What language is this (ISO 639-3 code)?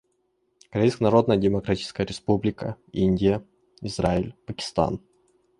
rus